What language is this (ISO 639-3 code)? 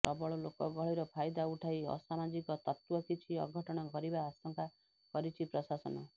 ori